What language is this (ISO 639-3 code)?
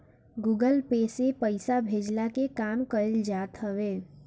bho